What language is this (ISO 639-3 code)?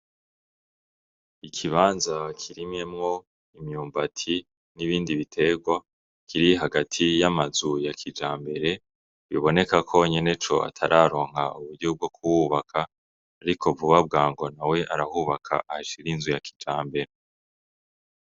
run